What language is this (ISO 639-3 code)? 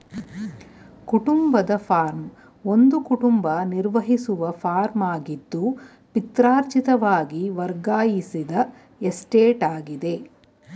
kan